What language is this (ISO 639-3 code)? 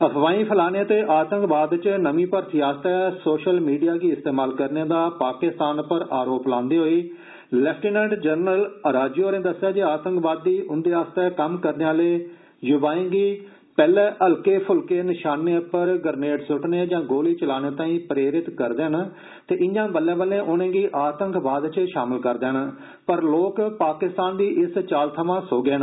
doi